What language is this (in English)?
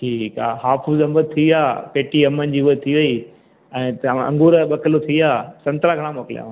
Sindhi